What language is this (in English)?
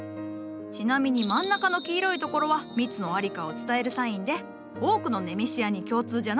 Japanese